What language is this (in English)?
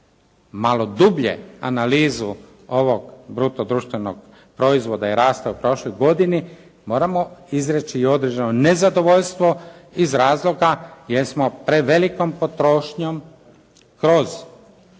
Croatian